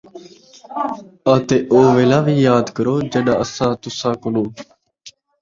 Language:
Saraiki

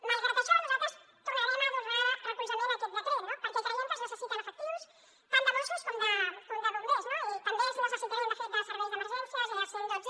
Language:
Catalan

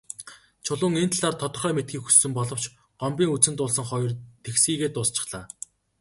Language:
Mongolian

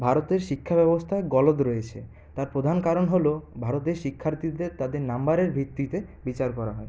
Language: Bangla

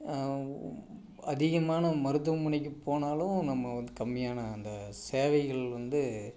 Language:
Tamil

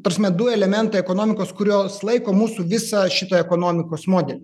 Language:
Lithuanian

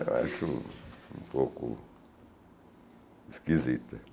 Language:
Portuguese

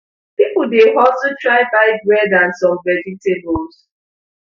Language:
Nigerian Pidgin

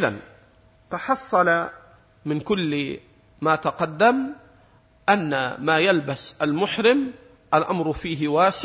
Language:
Arabic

